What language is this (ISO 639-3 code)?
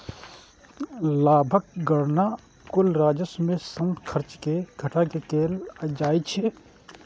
mai